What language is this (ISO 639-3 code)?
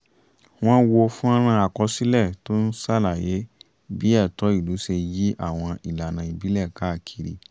yor